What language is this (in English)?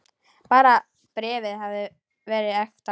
Icelandic